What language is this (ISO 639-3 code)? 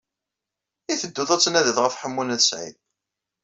kab